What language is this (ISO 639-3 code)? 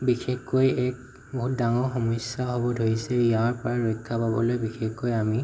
asm